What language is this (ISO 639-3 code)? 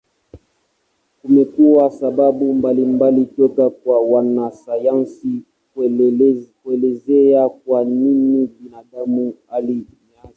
swa